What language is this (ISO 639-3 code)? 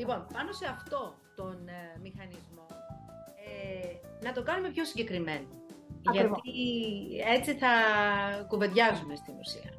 ell